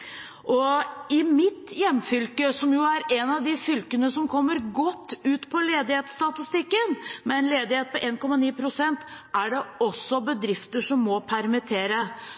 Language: Norwegian Bokmål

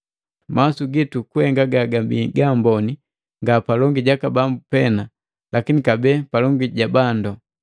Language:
Matengo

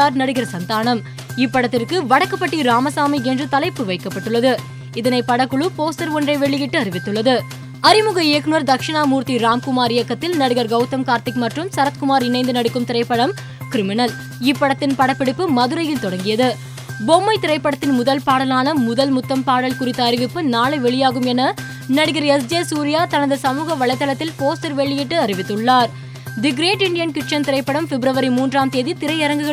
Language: Tamil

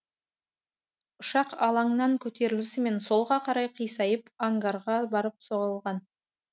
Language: Kazakh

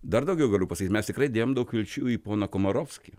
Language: Lithuanian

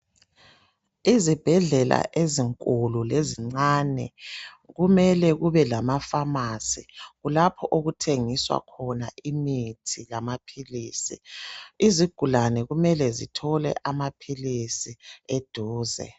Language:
North Ndebele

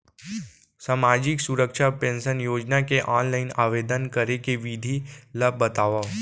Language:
Chhattisgarhi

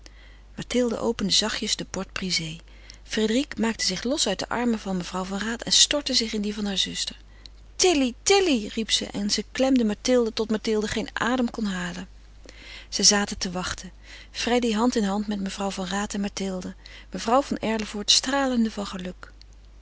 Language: Dutch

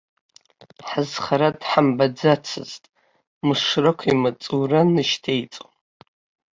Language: Abkhazian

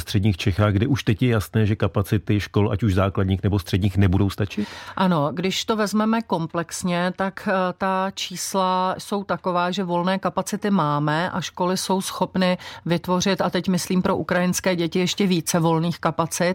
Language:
Czech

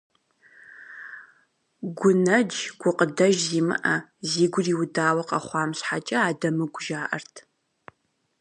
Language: Kabardian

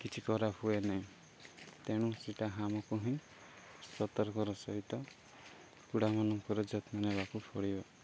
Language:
Odia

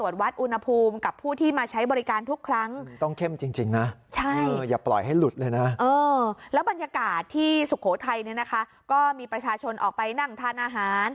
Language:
Thai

